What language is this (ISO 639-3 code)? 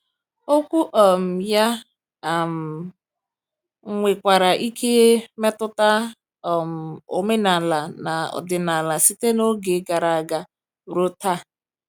ibo